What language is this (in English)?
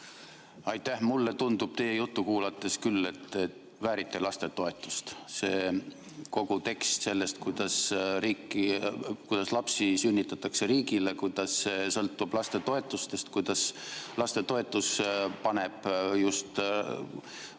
Estonian